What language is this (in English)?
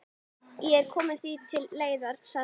Icelandic